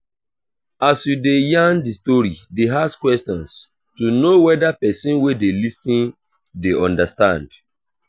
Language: Nigerian Pidgin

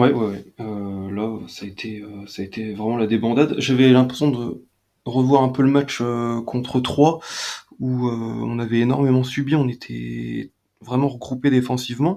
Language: French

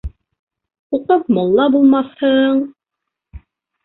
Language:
Bashkir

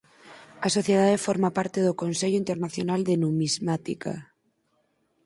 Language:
Galician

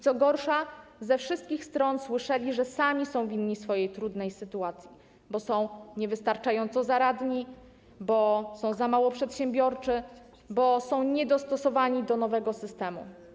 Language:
Polish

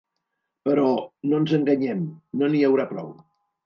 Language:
Catalan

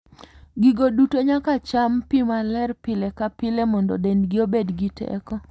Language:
Luo (Kenya and Tanzania)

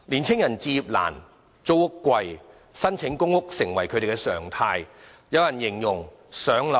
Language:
Cantonese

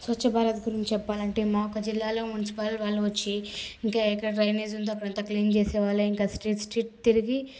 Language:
Telugu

